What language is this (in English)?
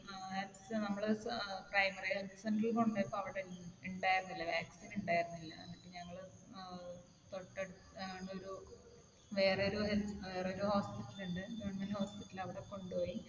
Malayalam